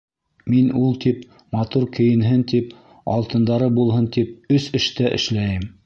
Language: Bashkir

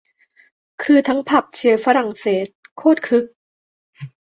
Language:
Thai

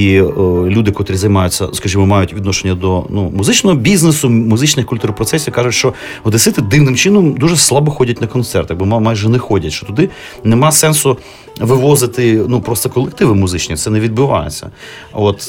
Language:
Ukrainian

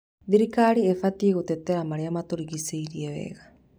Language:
Kikuyu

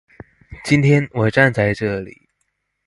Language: Chinese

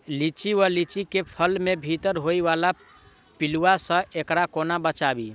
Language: Maithili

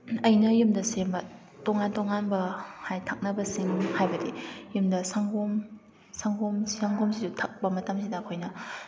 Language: Manipuri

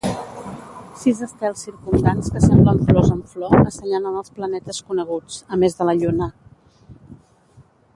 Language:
Catalan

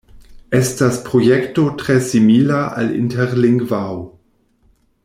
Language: Esperanto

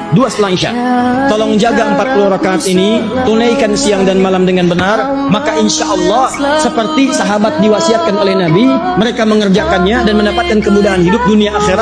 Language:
Indonesian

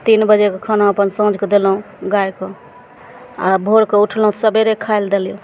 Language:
Maithili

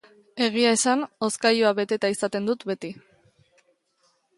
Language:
Basque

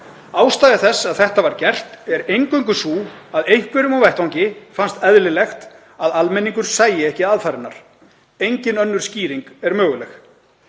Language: Icelandic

